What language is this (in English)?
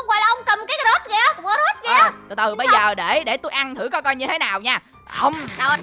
Vietnamese